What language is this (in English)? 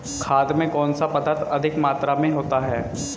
Hindi